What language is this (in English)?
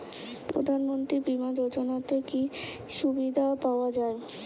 Bangla